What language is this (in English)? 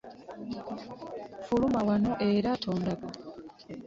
Ganda